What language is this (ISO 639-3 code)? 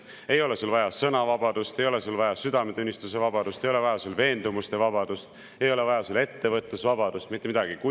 est